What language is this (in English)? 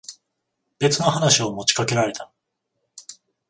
Japanese